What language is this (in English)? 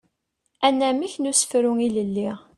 Kabyle